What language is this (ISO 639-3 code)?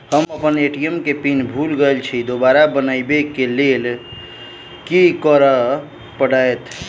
mai